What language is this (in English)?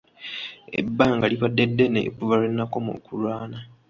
Ganda